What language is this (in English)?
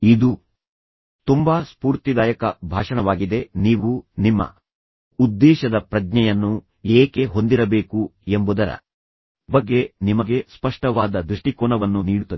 Kannada